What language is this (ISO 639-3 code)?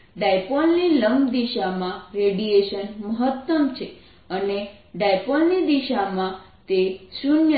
guj